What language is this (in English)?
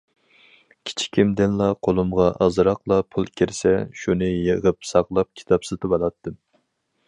Uyghur